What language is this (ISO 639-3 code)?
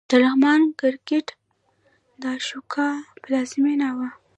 pus